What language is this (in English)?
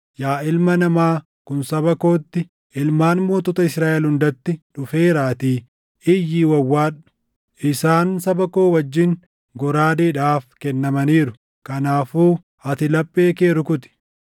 Oromo